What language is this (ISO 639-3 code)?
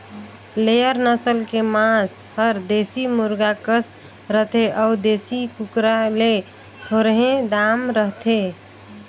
hne